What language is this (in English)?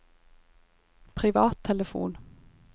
Norwegian